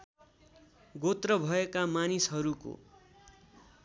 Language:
Nepali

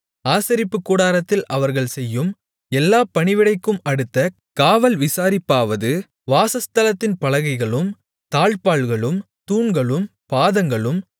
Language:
Tamil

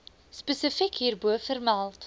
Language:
Afrikaans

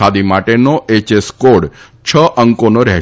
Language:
Gujarati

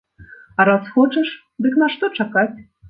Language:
Belarusian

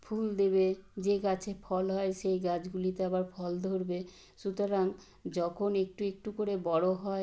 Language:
Bangla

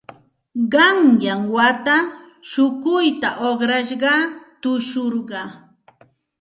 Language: Santa Ana de Tusi Pasco Quechua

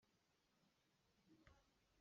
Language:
Hakha Chin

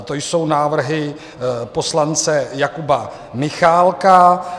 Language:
Czech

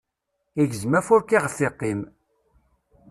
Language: Kabyle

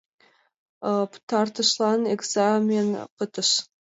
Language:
Mari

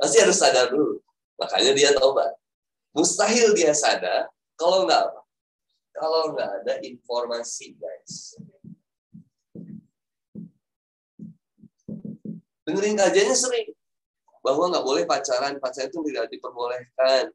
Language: Indonesian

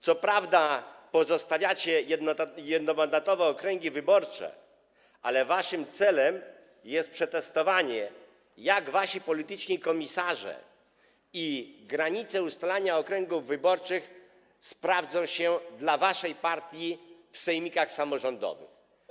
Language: Polish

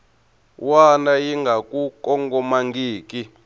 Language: Tsonga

